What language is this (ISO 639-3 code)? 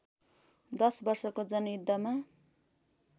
nep